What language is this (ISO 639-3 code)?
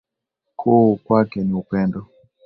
swa